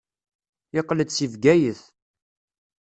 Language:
Kabyle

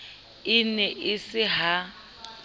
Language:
Southern Sotho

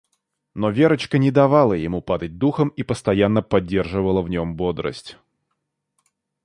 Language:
Russian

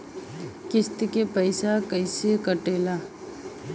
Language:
Bhojpuri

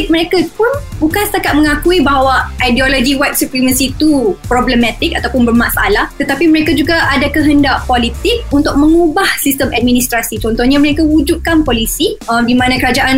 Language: Malay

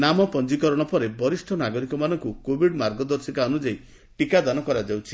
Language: Odia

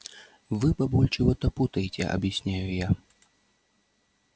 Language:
Russian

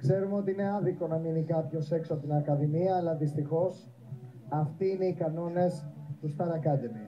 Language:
Greek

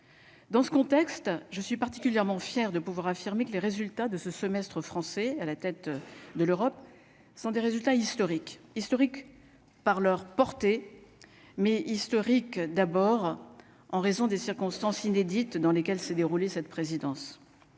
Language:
French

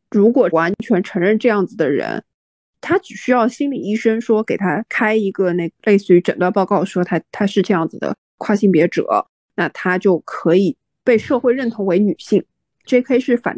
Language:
Chinese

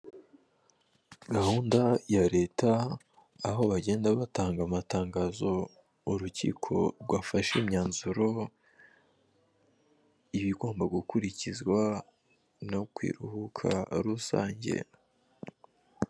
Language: Kinyarwanda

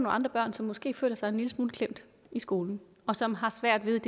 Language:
Danish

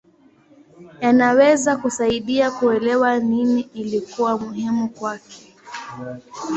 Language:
Swahili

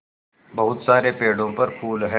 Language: Hindi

